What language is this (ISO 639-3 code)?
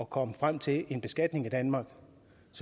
dan